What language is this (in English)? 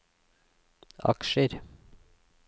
Norwegian